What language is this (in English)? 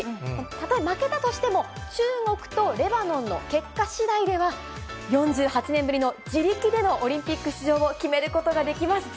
Japanese